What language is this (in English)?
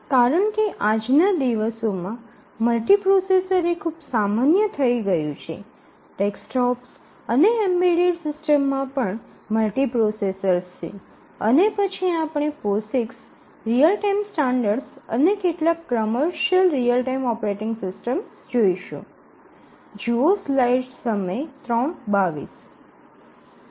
Gujarati